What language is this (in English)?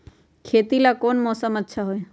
Magahi